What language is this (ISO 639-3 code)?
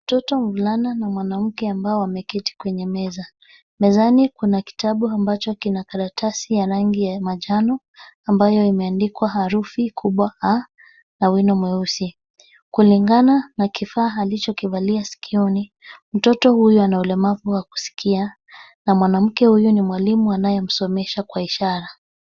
swa